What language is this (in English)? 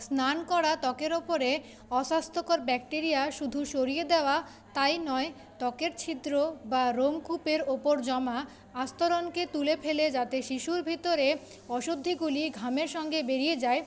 Bangla